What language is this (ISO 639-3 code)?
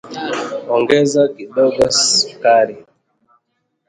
swa